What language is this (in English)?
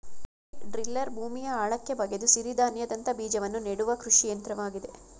Kannada